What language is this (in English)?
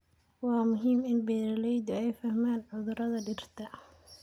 Somali